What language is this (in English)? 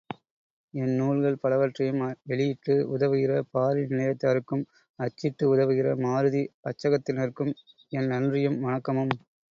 Tamil